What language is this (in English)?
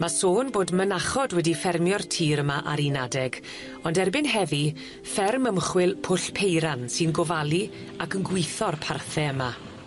Welsh